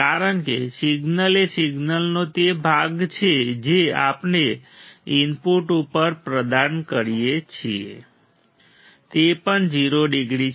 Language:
Gujarati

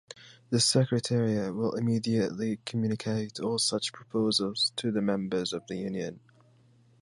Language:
English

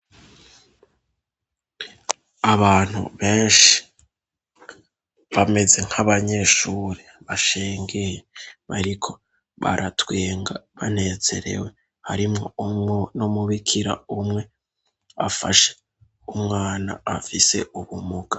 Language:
Rundi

